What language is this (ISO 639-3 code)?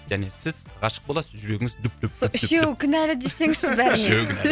kaz